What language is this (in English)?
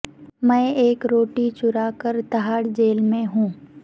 Urdu